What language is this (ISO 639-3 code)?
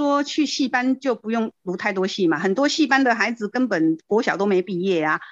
zho